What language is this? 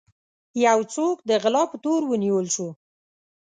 Pashto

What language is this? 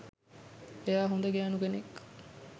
Sinhala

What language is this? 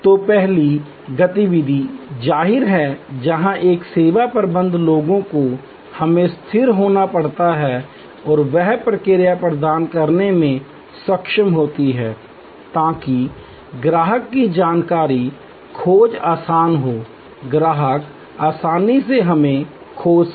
Hindi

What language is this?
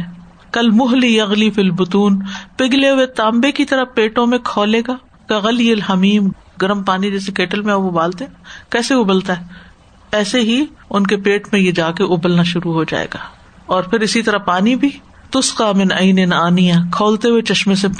Urdu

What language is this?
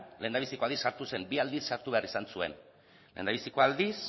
Basque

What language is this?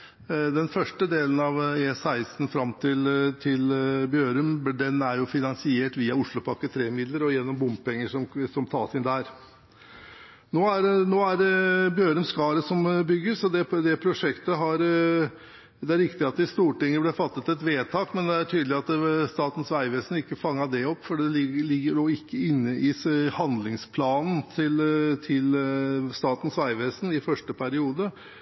Norwegian Bokmål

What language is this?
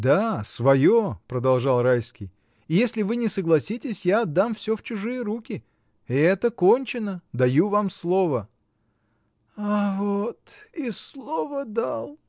Russian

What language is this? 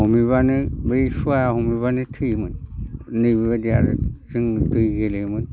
Bodo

